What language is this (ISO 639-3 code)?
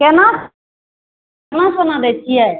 mai